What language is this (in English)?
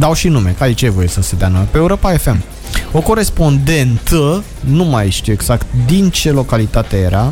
Romanian